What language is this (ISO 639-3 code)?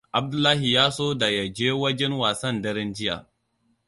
hau